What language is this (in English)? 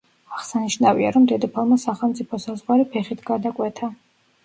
Georgian